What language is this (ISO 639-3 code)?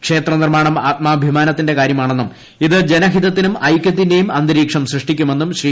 mal